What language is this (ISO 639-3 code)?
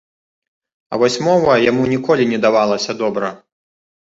bel